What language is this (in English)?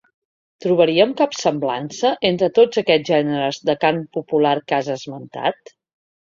Catalan